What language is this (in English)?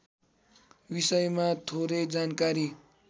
Nepali